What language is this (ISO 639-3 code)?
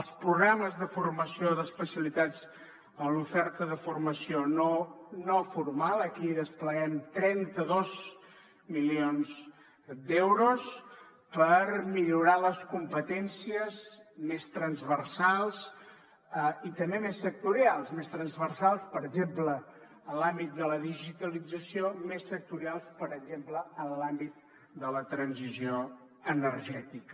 cat